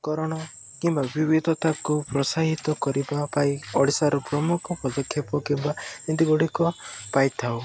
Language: Odia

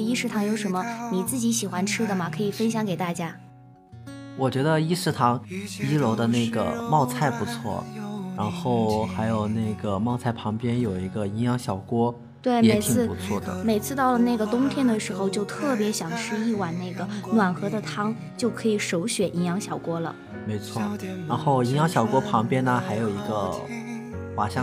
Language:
Chinese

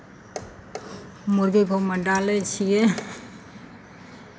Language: Maithili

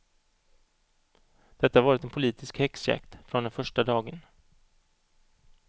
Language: Swedish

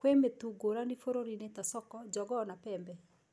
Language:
Kikuyu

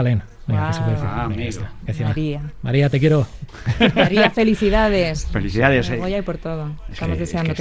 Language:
Spanish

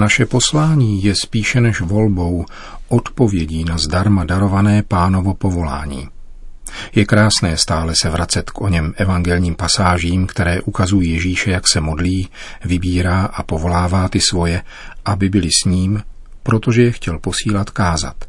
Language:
Czech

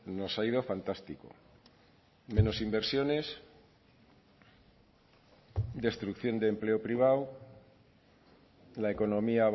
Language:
Spanish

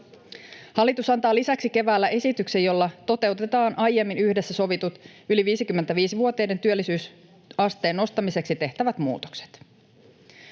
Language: Finnish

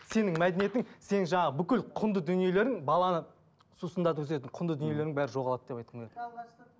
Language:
Kazakh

